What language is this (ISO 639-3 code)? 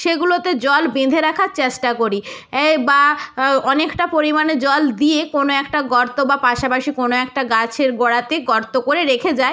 ben